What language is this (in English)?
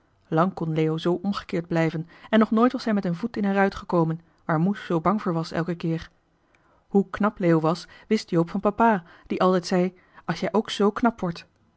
Dutch